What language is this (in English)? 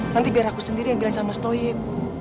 Indonesian